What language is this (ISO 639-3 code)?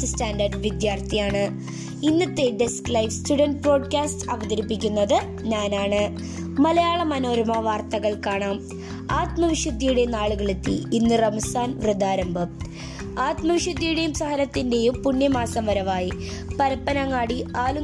mal